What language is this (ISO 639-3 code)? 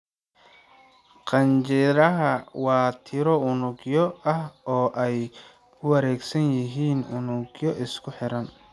som